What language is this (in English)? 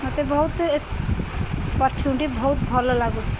Odia